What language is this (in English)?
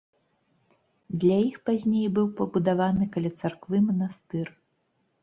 Belarusian